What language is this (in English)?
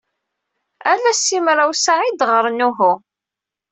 Kabyle